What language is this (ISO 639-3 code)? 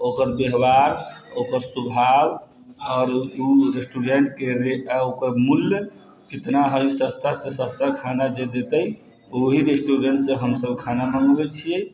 mai